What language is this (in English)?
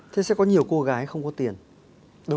Vietnamese